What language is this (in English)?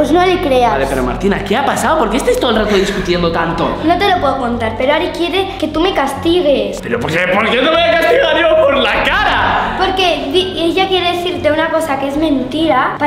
Spanish